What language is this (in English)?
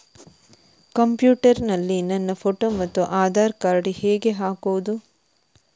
Kannada